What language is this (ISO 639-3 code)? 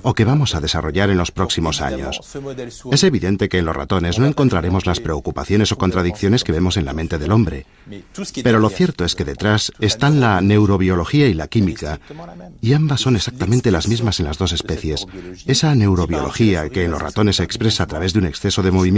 spa